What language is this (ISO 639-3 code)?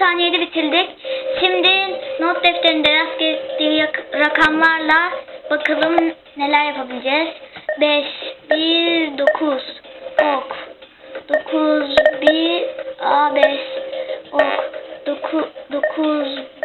tur